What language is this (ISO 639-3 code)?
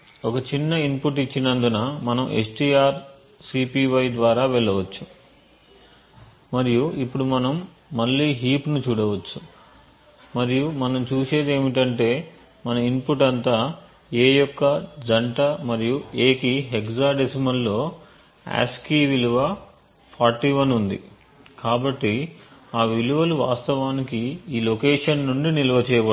tel